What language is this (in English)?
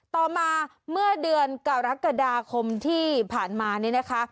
Thai